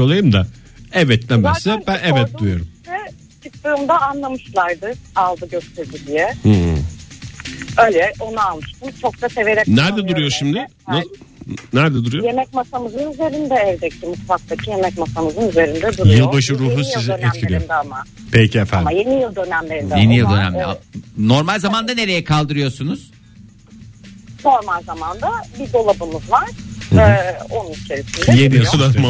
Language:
Turkish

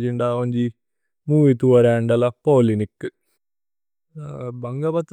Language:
Tulu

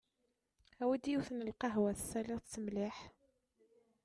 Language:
Kabyle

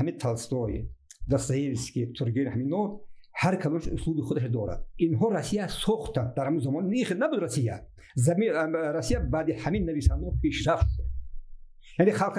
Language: Persian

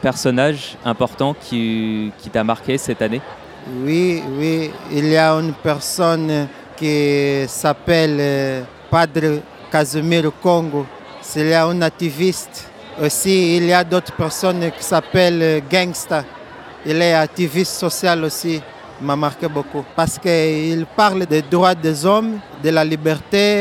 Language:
French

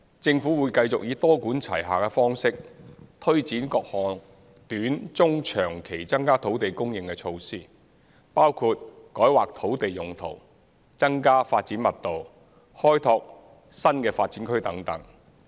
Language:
Cantonese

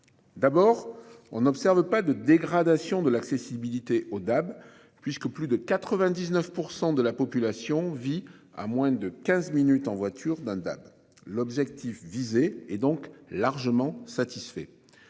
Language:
French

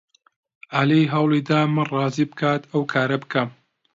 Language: Central Kurdish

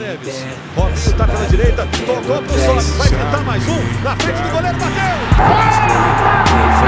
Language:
Portuguese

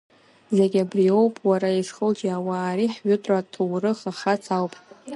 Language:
Abkhazian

